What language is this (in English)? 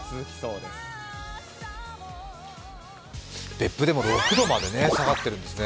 Japanese